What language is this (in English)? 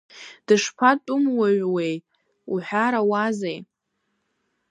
Abkhazian